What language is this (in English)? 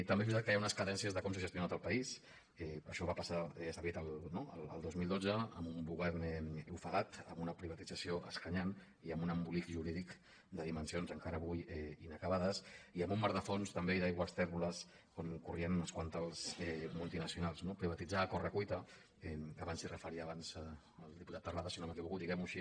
Catalan